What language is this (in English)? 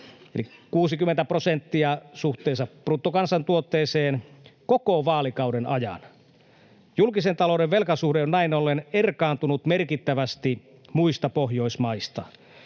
Finnish